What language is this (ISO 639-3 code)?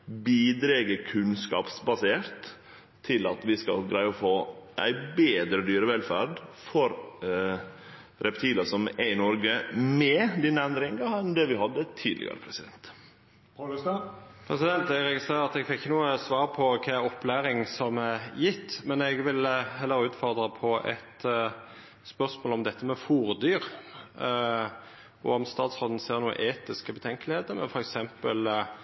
nno